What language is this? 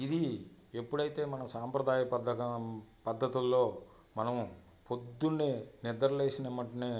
Telugu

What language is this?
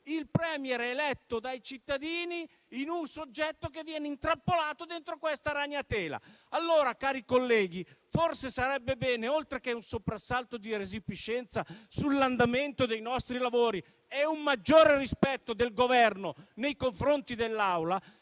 Italian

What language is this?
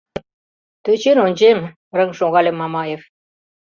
Mari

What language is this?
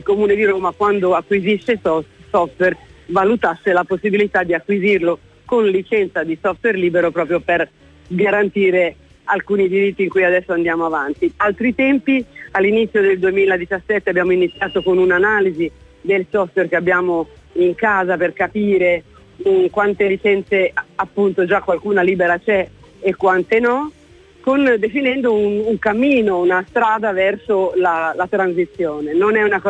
Italian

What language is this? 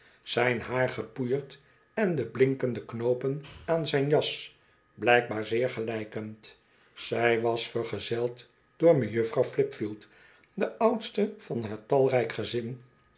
Dutch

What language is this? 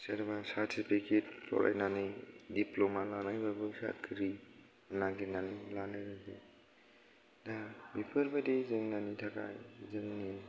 Bodo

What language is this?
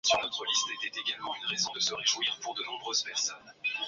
Swahili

